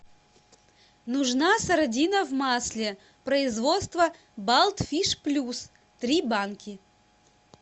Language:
Russian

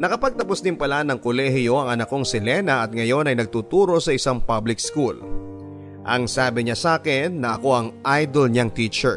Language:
Filipino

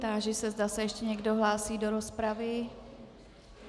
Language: Czech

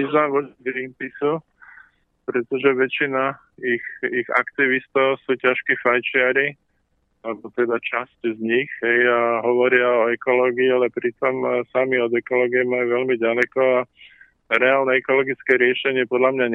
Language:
Slovak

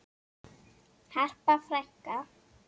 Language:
Icelandic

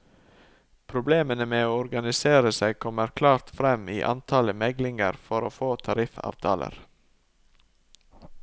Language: Norwegian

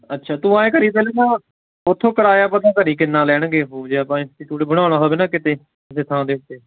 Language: Punjabi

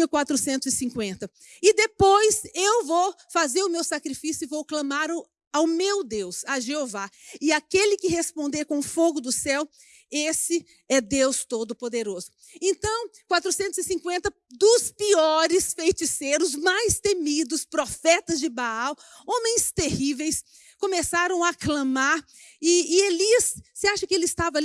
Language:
Portuguese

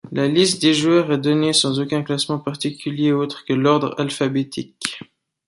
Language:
French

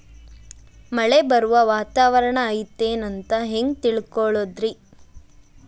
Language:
Kannada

